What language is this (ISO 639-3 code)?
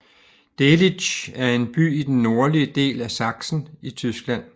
dan